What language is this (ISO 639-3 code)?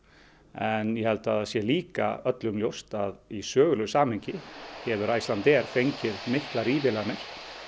isl